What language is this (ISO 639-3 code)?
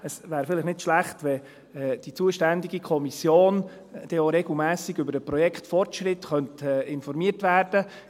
gsw